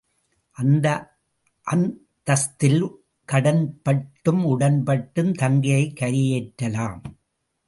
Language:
Tamil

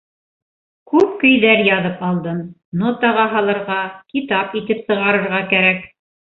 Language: Bashkir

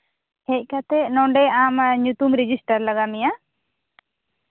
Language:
Santali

